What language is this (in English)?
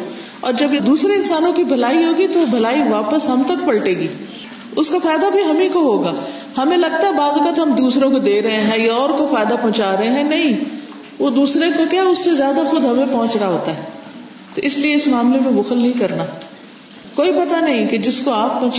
Urdu